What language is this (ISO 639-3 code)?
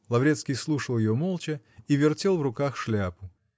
rus